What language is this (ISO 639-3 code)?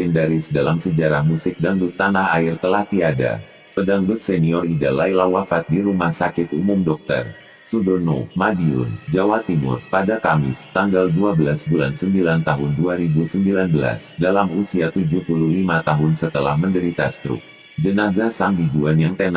ind